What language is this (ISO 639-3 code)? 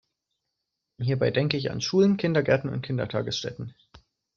deu